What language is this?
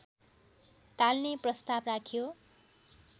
Nepali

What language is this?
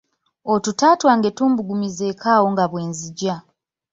Ganda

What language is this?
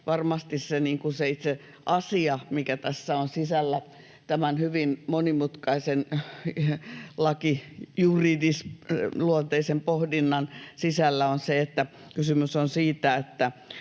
Finnish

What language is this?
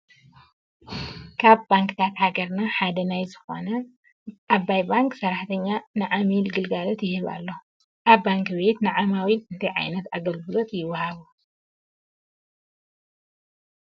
Tigrinya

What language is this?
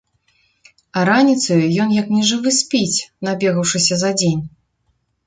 Belarusian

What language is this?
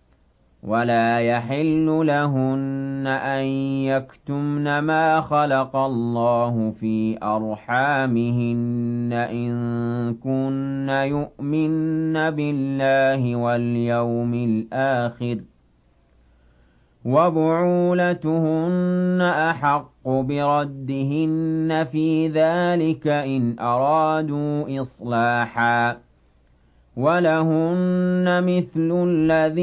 Arabic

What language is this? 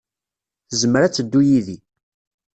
Kabyle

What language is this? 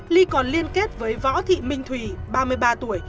Vietnamese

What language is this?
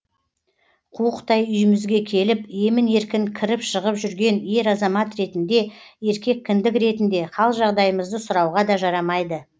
Kazakh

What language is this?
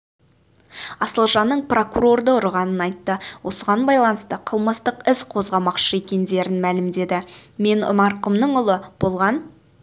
Kazakh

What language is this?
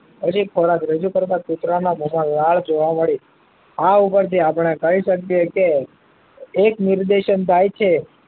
Gujarati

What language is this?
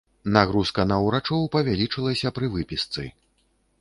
Belarusian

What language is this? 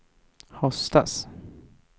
Swedish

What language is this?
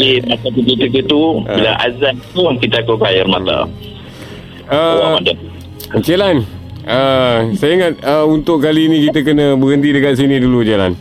Malay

